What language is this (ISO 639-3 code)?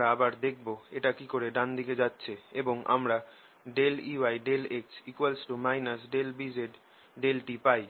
ben